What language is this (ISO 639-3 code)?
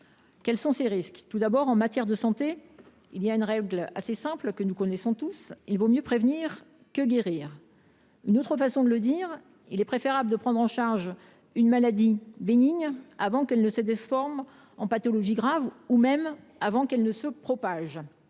fra